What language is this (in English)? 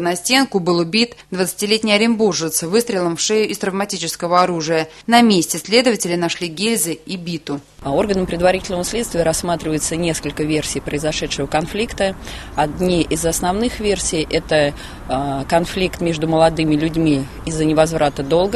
Russian